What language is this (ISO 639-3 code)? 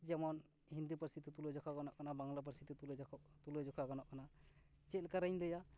sat